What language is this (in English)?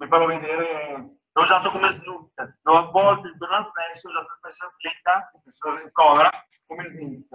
Italian